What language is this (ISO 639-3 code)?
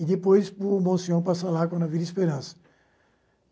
por